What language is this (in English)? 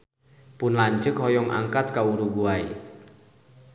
Sundanese